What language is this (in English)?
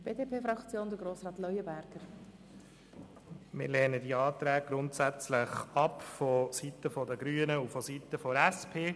Swiss German